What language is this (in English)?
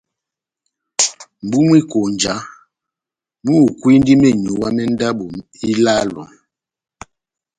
Batanga